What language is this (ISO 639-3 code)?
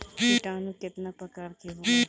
bho